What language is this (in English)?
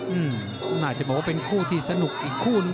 Thai